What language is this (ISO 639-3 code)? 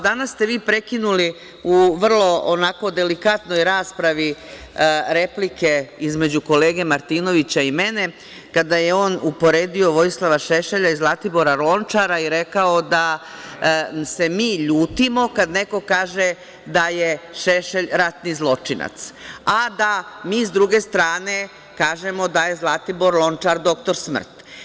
srp